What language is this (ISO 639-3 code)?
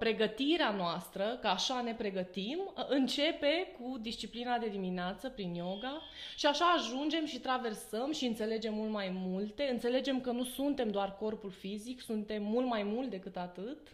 ron